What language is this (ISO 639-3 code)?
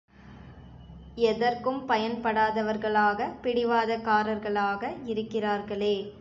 tam